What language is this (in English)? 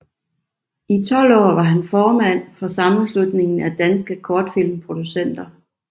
Danish